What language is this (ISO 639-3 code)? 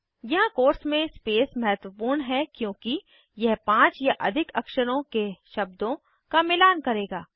hin